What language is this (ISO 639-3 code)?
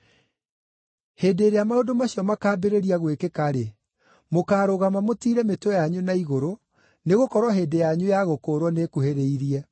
kik